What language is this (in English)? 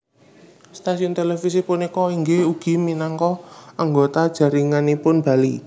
Javanese